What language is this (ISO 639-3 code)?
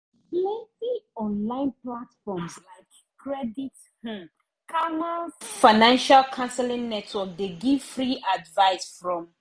pcm